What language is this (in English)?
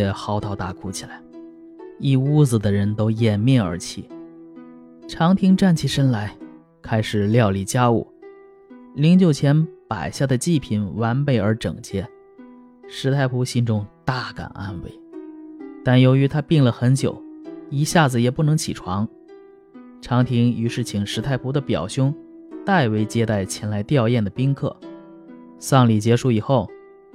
Chinese